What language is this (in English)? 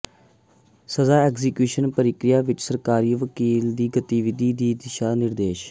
Punjabi